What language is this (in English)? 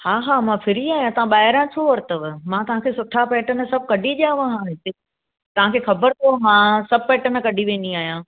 Sindhi